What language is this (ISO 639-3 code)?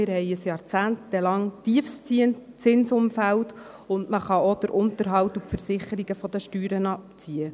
gsw